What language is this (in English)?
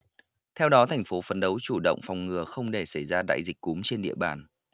Vietnamese